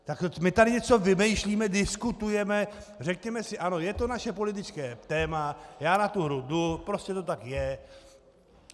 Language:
Czech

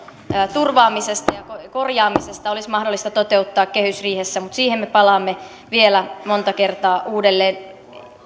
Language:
Finnish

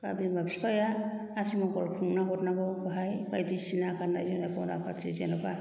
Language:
Bodo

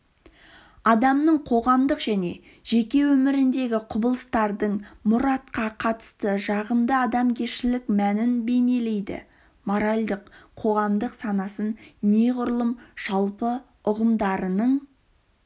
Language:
Kazakh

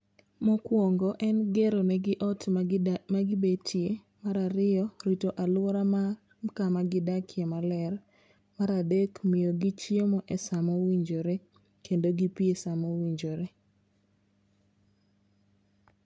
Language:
Luo (Kenya and Tanzania)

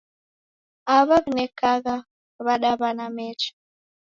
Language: Taita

